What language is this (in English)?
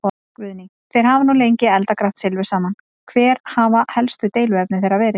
Icelandic